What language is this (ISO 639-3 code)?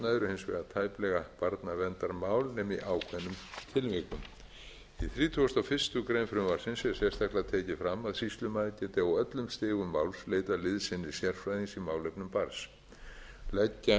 isl